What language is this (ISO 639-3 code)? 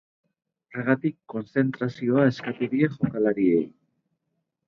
eus